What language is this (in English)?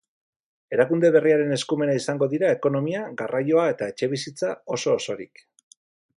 Basque